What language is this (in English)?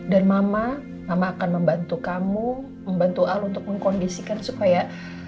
Indonesian